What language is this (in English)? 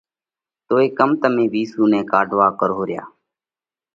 Parkari Koli